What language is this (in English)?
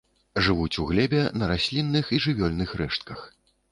Belarusian